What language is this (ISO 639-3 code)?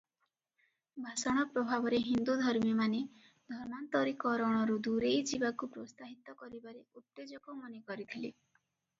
ori